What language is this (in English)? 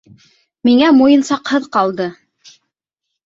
Bashkir